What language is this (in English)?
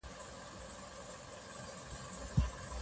Pashto